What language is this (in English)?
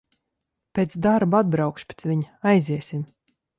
Latvian